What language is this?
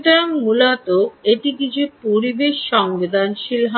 Bangla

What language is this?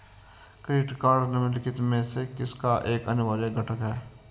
Hindi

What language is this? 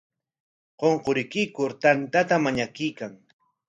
Corongo Ancash Quechua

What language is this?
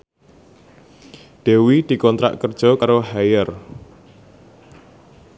Javanese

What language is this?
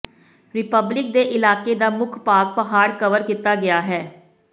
Punjabi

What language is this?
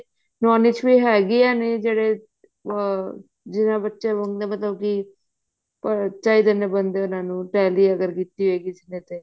Punjabi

